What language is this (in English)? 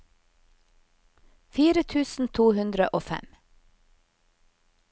Norwegian